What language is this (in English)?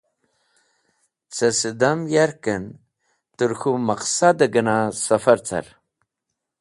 Wakhi